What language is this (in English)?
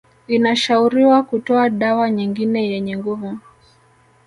Swahili